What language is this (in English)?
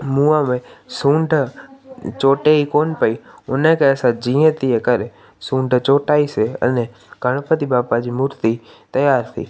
Sindhi